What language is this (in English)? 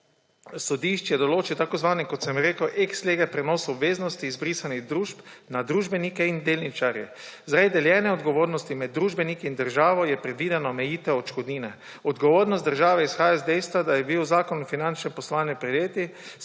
Slovenian